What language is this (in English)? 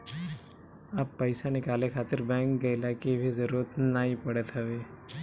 Bhojpuri